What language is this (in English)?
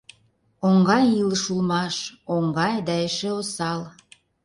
Mari